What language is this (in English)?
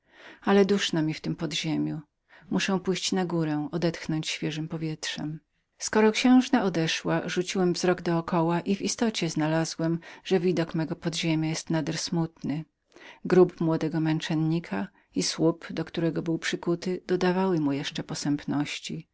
Polish